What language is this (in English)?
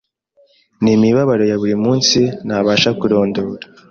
Kinyarwanda